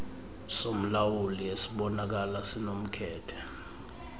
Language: Xhosa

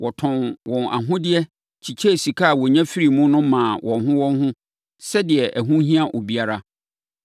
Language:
Akan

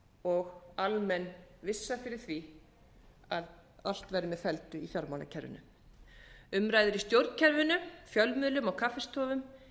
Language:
Icelandic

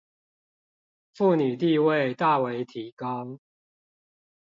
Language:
Chinese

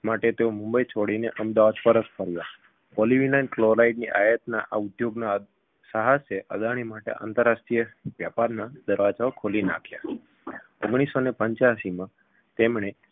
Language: Gujarati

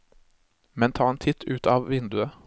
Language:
Norwegian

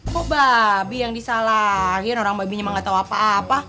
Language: Indonesian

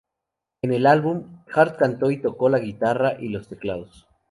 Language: Spanish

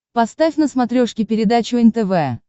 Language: Russian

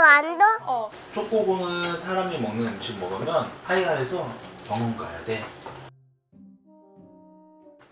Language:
Korean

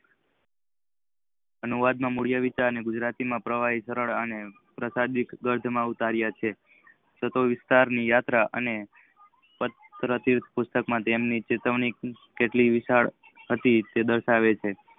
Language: Gujarati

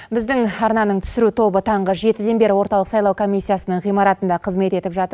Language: Kazakh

